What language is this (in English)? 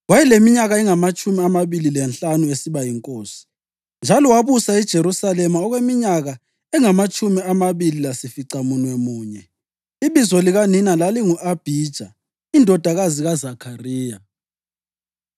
North Ndebele